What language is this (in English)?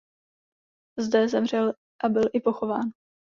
Czech